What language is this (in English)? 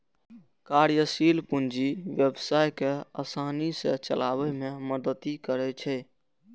Maithili